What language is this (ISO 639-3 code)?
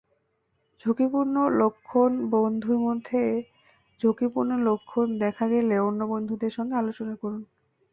ben